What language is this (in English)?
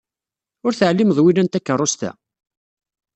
Kabyle